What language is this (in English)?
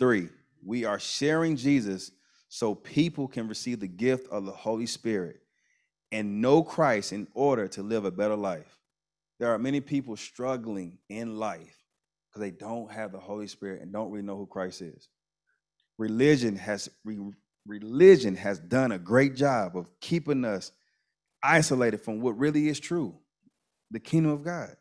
English